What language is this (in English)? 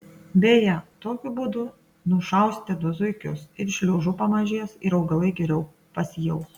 Lithuanian